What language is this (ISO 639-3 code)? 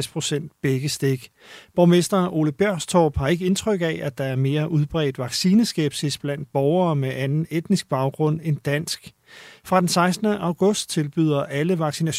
dan